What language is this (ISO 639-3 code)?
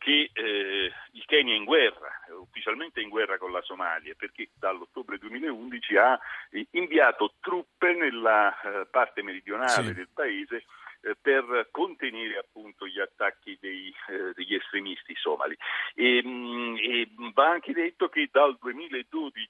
ita